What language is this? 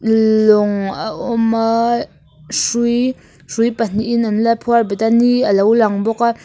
Mizo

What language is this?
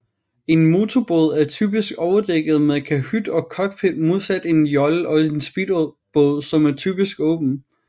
Danish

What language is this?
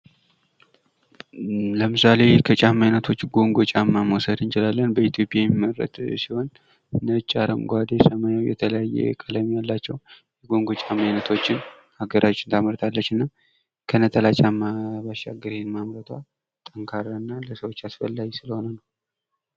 Amharic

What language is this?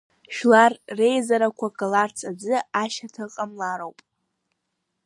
Abkhazian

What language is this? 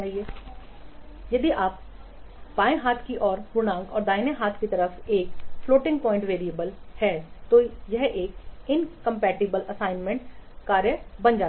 Hindi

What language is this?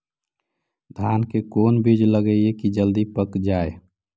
Magahi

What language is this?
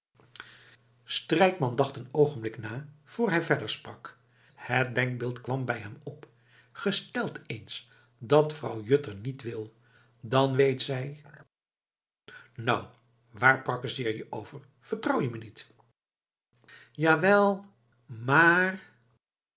Dutch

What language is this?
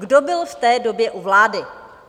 Czech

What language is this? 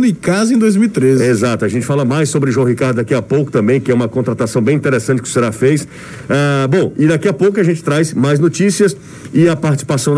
Portuguese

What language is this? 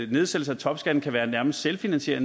Danish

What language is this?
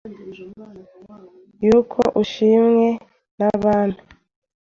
Kinyarwanda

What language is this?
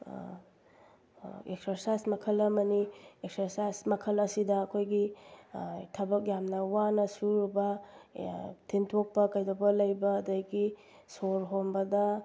Manipuri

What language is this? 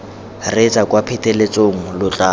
Tswana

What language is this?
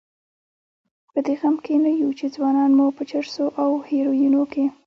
Pashto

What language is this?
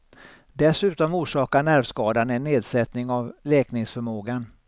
Swedish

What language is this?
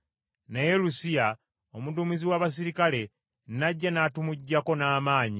Ganda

